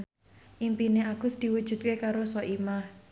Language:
Javanese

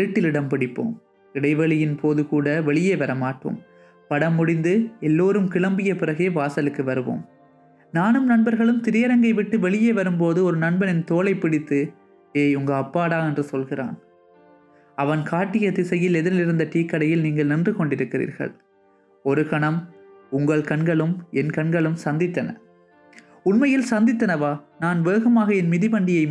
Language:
Tamil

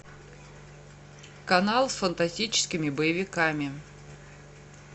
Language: Russian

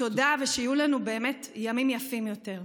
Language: Hebrew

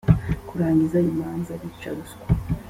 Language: Kinyarwanda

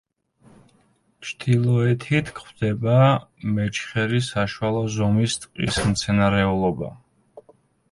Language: Georgian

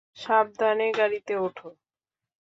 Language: Bangla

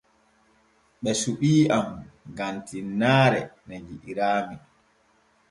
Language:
Borgu Fulfulde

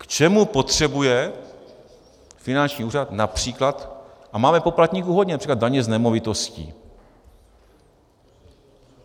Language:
Czech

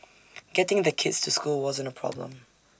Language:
English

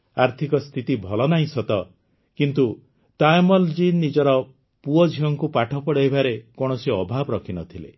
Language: Odia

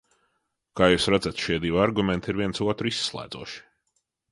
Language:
Latvian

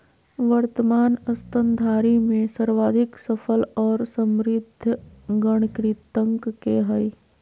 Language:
Magahi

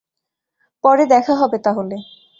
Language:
Bangla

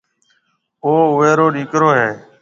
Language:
Marwari (Pakistan)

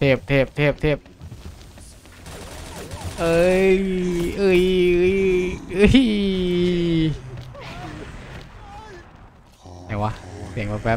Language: Thai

